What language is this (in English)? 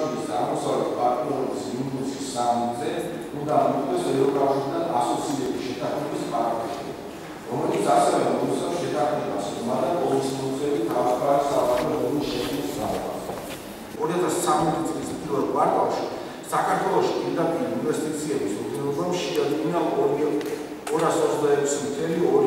Czech